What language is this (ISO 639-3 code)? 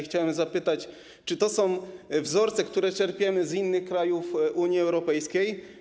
pol